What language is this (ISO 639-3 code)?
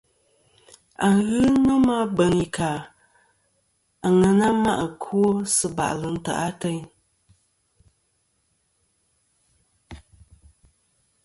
bkm